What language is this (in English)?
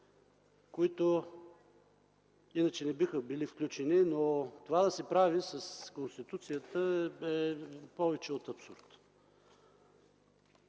Bulgarian